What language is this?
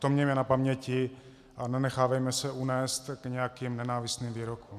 Czech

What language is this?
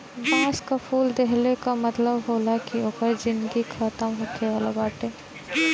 Bhojpuri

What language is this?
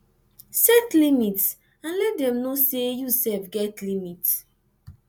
Nigerian Pidgin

